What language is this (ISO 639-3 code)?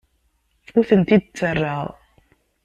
kab